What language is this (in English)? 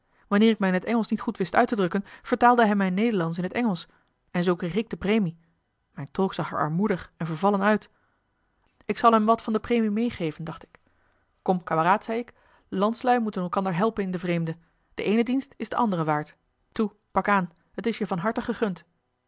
Dutch